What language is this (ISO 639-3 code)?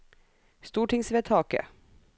nor